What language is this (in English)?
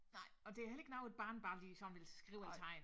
Danish